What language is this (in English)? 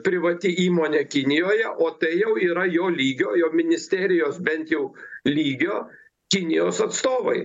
Lithuanian